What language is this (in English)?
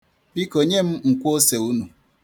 Igbo